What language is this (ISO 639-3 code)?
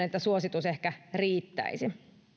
fin